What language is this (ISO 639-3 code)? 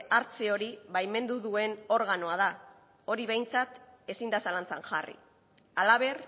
eus